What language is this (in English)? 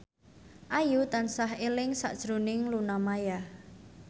Javanese